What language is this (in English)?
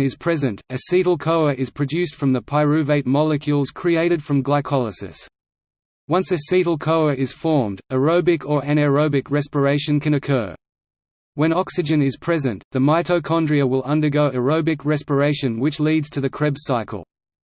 English